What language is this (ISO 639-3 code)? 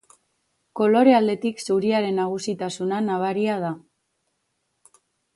eus